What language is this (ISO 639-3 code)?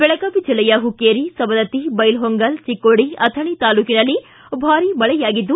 kan